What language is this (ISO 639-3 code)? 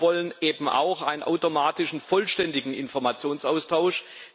deu